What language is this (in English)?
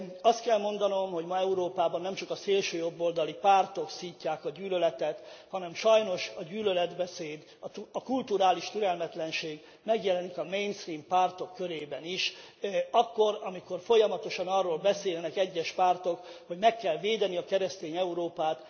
Hungarian